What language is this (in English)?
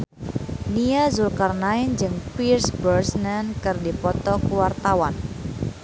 Sundanese